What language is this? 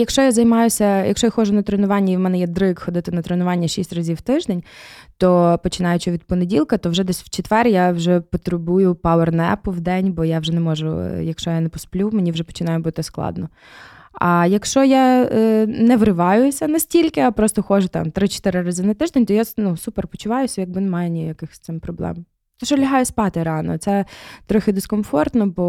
Ukrainian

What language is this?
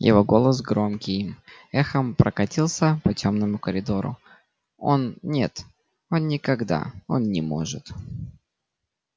Russian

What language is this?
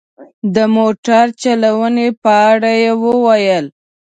Pashto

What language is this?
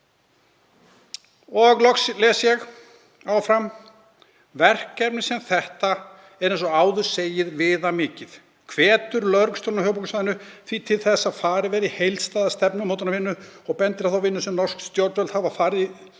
Icelandic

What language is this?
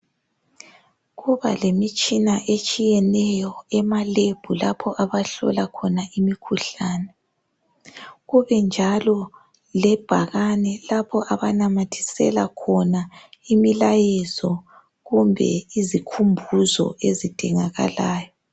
North Ndebele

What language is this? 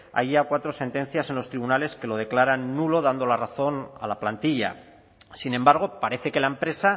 Spanish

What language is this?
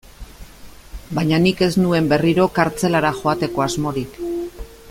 Basque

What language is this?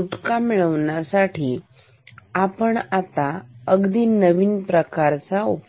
Marathi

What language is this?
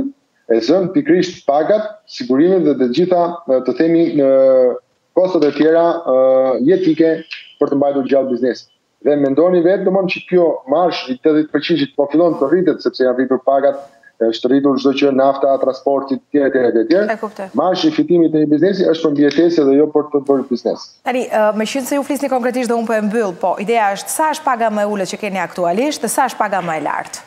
Romanian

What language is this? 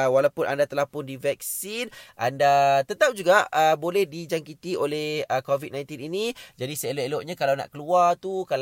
Malay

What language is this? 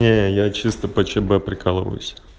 Russian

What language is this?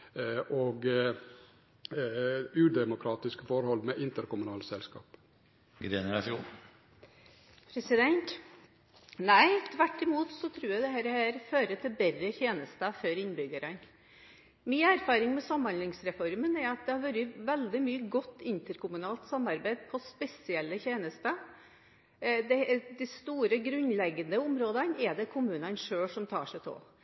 Norwegian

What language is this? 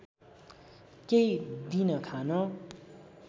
Nepali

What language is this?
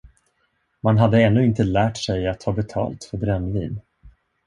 Swedish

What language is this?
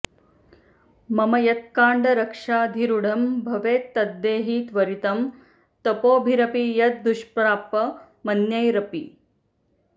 Sanskrit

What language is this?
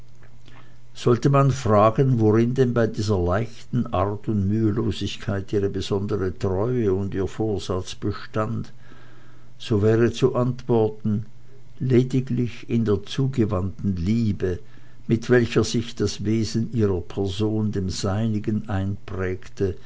German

